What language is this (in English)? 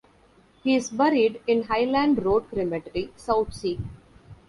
English